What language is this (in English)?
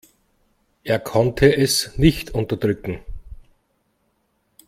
German